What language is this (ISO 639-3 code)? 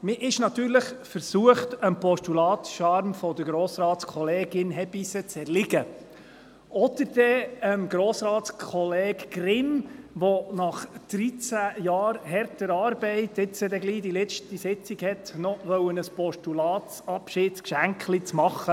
gsw